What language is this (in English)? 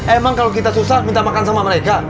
Indonesian